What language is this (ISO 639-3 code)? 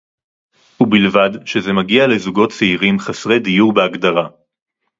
heb